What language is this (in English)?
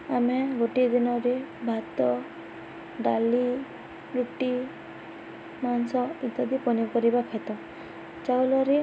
Odia